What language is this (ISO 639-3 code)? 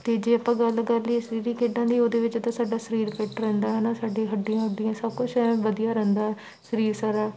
pan